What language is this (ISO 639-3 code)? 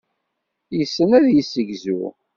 kab